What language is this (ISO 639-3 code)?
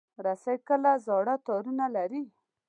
pus